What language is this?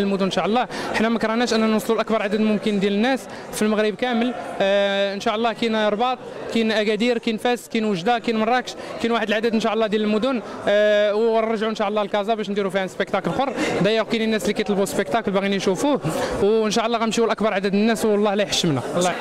Arabic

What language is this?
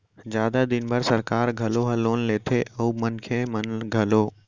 Chhattisgarhi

